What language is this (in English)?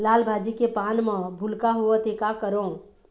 Chhattisgarhi